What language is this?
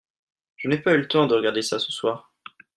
French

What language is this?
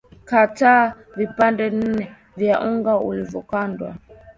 Swahili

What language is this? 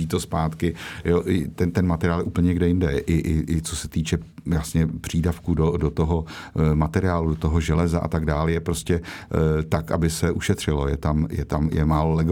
Czech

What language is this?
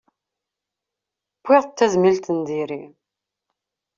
Kabyle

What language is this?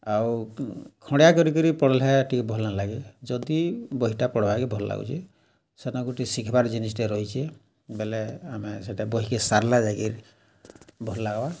Odia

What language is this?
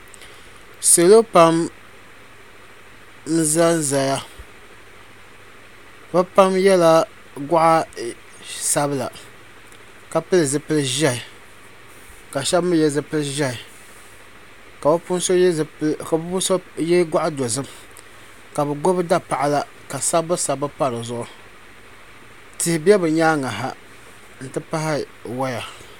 Dagbani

